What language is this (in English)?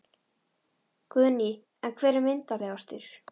Icelandic